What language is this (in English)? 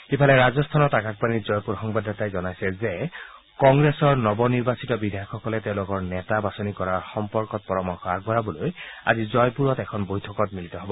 Assamese